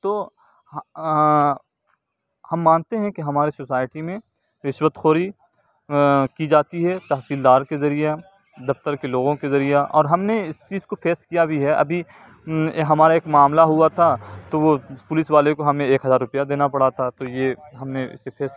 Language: Urdu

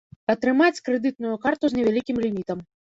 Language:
Belarusian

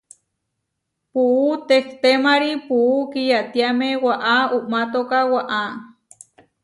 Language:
Huarijio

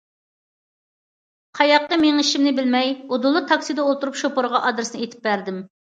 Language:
Uyghur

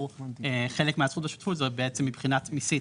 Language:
Hebrew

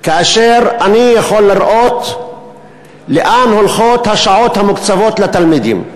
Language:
Hebrew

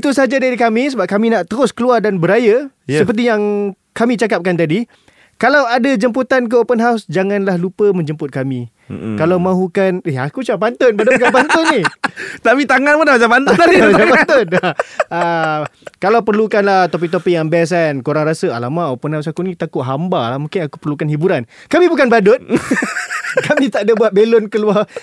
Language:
Malay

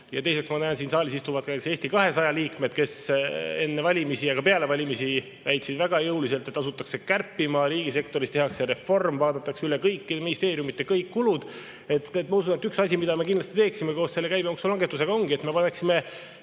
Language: Estonian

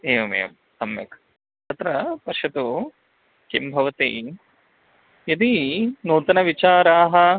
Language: Sanskrit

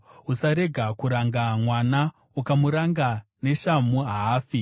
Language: Shona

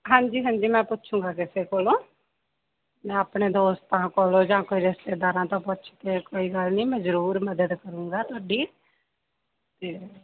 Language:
Punjabi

